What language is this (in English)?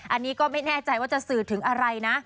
Thai